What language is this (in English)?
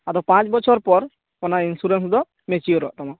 Santali